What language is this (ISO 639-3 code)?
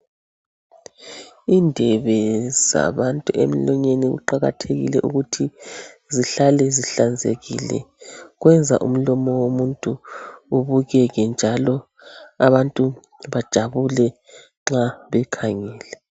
nde